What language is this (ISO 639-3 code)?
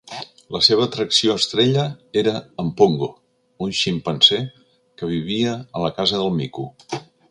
cat